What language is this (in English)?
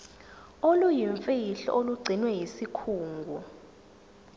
Zulu